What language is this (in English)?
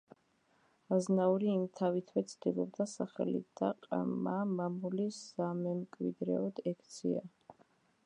Georgian